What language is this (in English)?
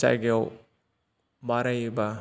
Bodo